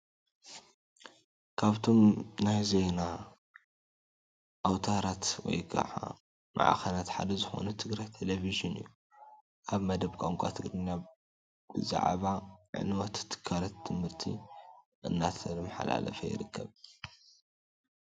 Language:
Tigrinya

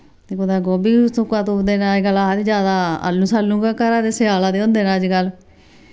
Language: Dogri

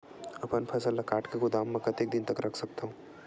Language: Chhattisgarhi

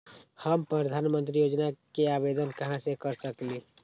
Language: Magahi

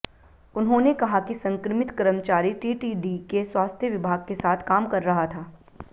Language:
Hindi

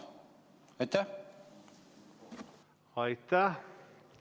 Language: Estonian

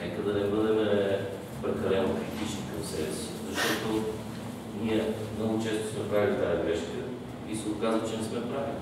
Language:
Bulgarian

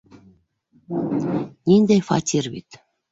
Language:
Bashkir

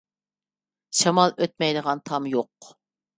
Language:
Uyghur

